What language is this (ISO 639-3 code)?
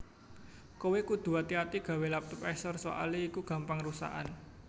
jav